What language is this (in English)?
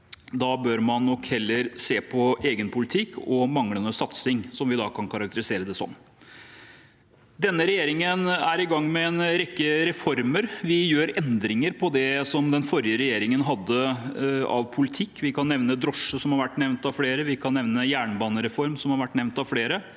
Norwegian